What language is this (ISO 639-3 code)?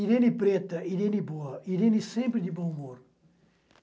por